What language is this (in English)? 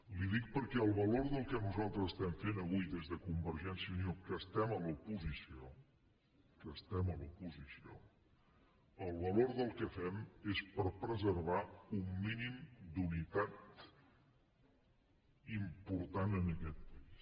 Catalan